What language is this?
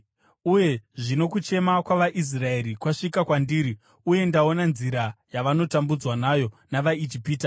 Shona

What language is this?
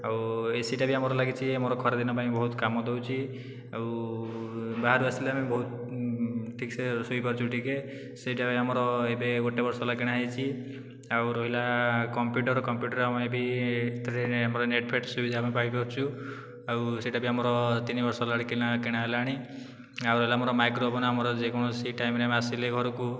Odia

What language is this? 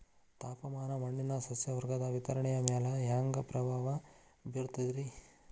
Kannada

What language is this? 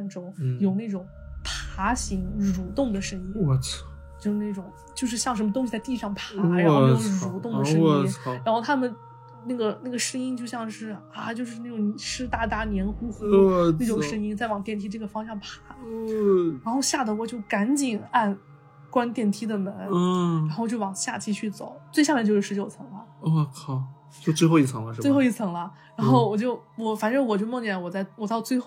Chinese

